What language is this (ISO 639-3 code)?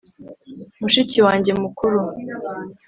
kin